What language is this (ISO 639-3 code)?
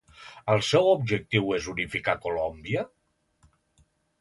cat